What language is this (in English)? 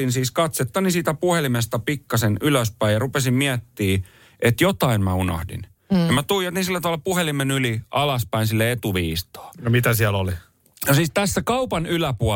Finnish